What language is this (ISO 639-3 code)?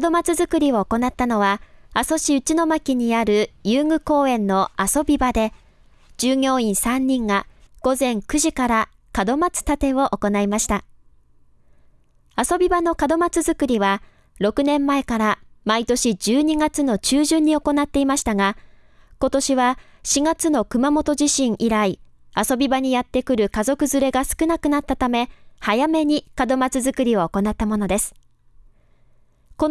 jpn